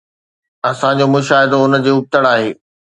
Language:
Sindhi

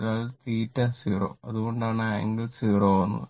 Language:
Malayalam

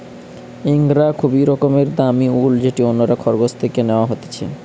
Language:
Bangla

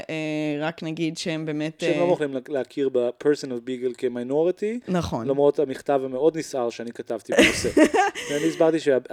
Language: Hebrew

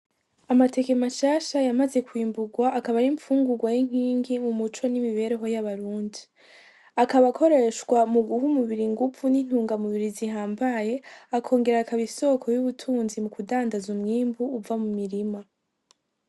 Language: Rundi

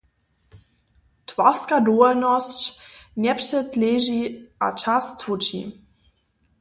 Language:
Upper Sorbian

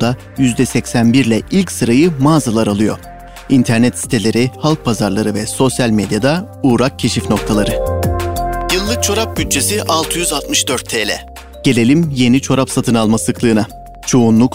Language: Turkish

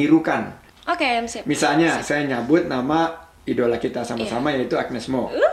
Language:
Indonesian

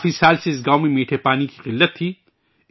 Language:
Urdu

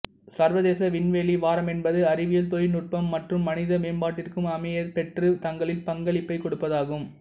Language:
Tamil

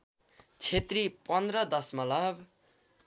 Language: Nepali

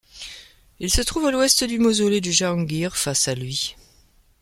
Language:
French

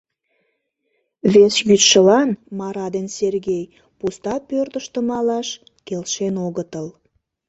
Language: Mari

